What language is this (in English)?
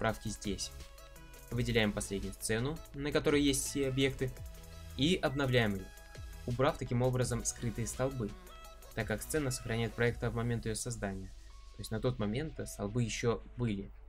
Russian